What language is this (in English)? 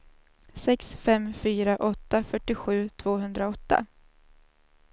Swedish